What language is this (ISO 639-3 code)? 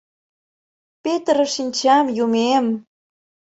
chm